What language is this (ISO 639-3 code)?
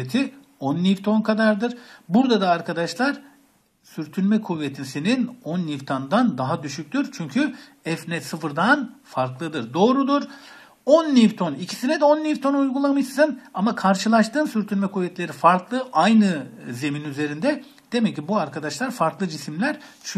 tur